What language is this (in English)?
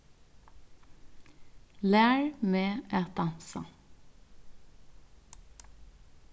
Faroese